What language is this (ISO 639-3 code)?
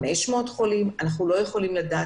heb